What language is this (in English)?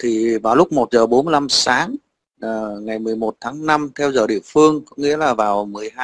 Vietnamese